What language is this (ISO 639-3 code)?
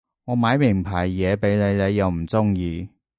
yue